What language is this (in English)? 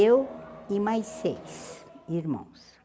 Portuguese